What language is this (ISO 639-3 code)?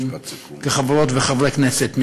heb